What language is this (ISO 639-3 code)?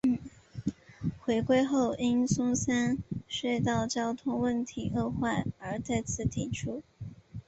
zho